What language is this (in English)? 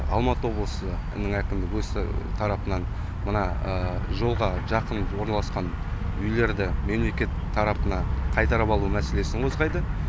Kazakh